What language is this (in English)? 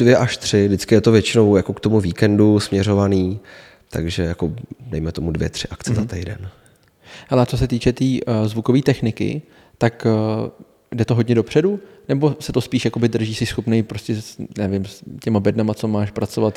Czech